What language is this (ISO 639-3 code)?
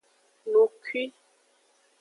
ajg